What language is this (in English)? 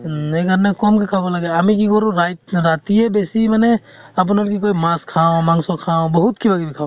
Assamese